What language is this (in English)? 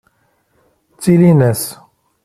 Kabyle